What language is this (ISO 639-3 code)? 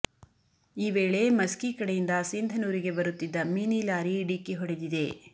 kan